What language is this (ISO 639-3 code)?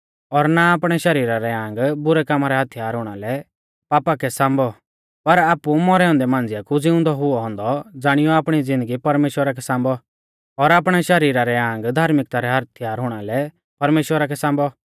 bfz